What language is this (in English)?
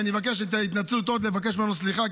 Hebrew